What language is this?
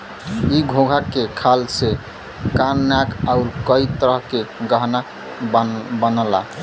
Bhojpuri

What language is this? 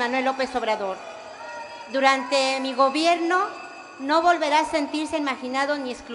Spanish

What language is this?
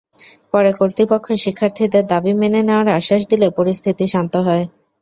Bangla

